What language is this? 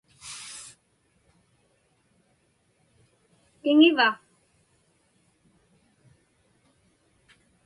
Inupiaq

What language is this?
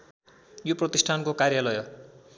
Nepali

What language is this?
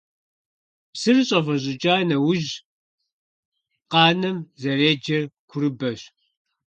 Kabardian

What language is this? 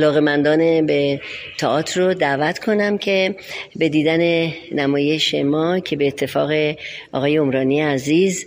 Persian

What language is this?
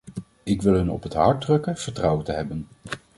Dutch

